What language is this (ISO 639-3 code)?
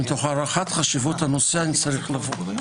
heb